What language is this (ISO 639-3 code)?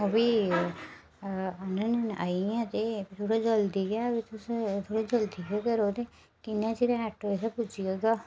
doi